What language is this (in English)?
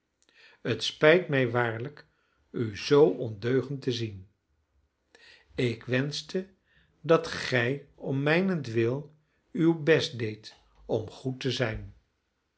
Dutch